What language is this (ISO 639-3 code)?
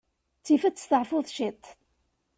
kab